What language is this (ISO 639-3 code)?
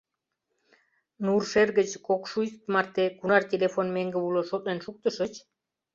chm